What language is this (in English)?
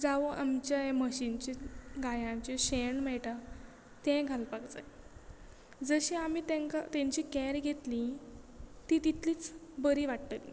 Konkani